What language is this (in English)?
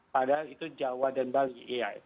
Indonesian